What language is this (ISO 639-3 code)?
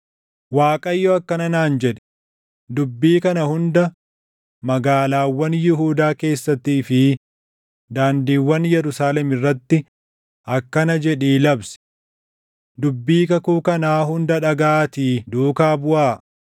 orm